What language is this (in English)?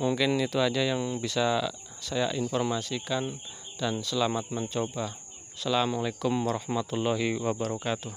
Indonesian